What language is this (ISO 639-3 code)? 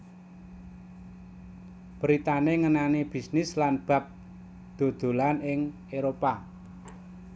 jav